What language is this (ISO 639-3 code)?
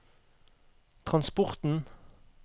nor